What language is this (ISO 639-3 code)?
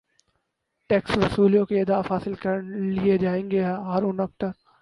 urd